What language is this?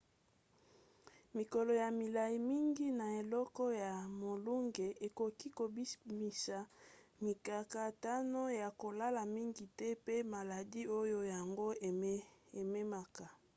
Lingala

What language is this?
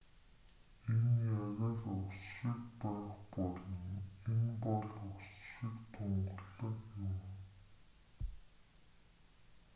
Mongolian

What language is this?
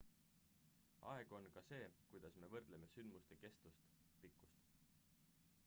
Estonian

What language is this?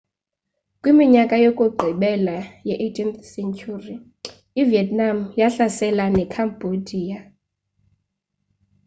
Xhosa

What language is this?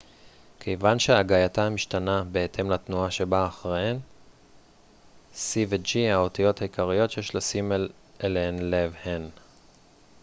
Hebrew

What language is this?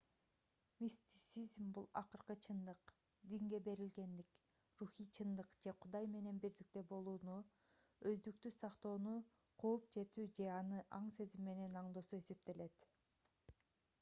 Kyrgyz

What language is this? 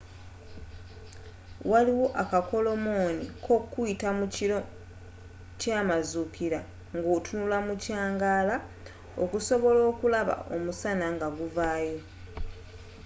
Ganda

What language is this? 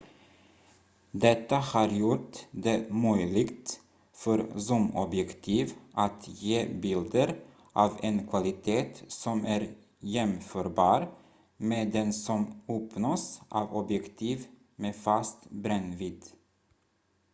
Swedish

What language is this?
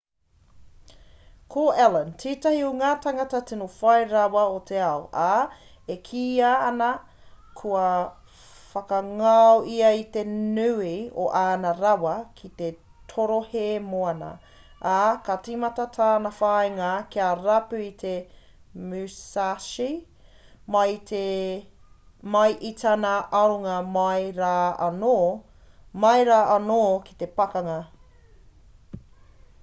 Māori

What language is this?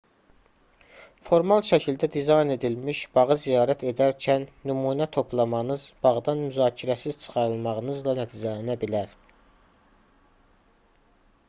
Azerbaijani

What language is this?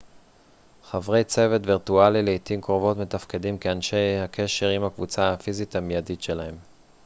Hebrew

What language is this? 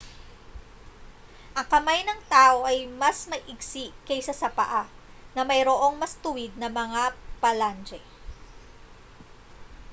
Filipino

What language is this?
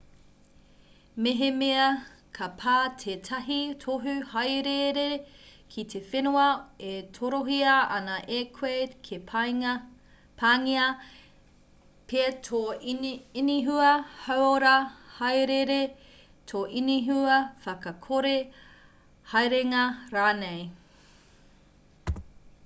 Māori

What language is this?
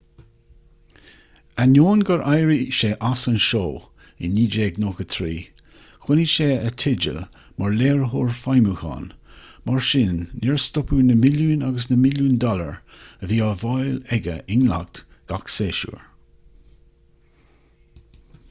Irish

